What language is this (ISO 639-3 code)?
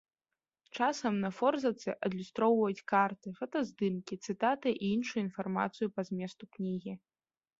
bel